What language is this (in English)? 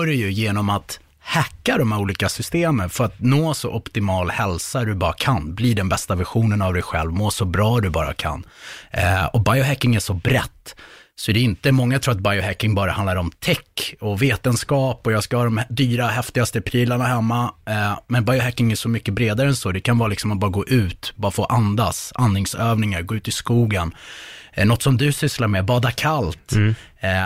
Swedish